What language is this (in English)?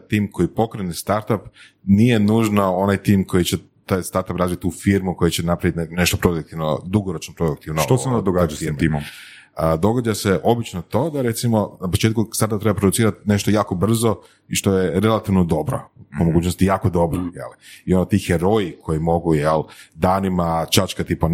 Croatian